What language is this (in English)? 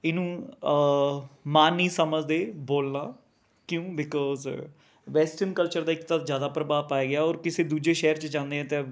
Punjabi